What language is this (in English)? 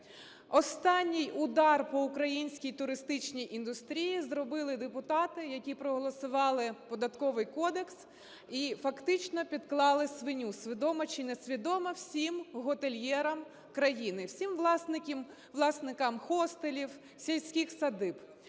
Ukrainian